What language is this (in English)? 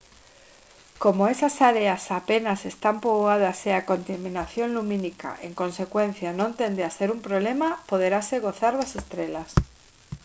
Galician